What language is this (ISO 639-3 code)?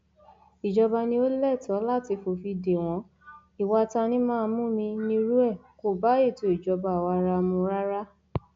yor